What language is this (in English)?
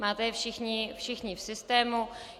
Czech